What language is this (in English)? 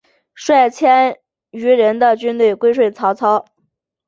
Chinese